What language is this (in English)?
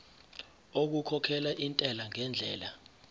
Zulu